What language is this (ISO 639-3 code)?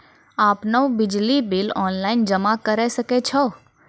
mai